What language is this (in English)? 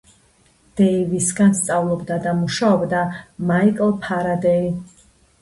Georgian